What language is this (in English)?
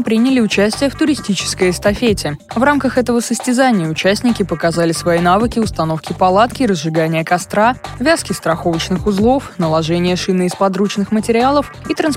Russian